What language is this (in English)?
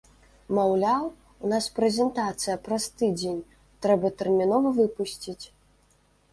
Belarusian